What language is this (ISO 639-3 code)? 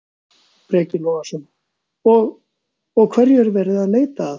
isl